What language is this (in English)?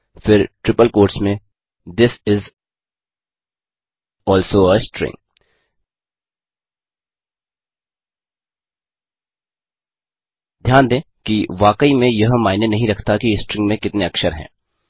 Hindi